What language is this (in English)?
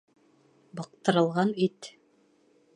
Bashkir